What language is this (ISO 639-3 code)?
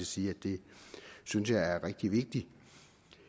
dan